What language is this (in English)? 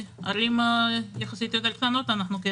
Hebrew